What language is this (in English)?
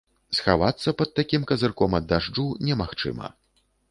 Belarusian